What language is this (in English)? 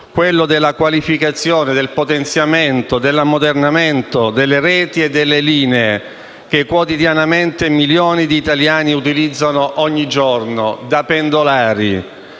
Italian